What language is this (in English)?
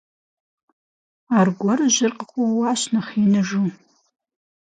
Kabardian